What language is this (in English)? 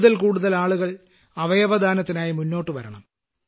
Malayalam